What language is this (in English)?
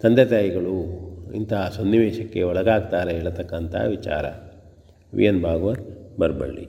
Kannada